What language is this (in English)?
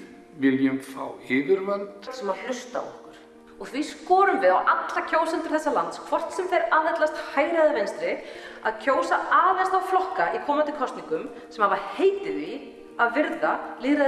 Icelandic